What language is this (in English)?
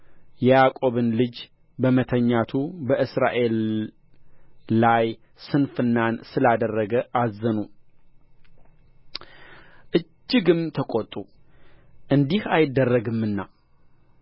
Amharic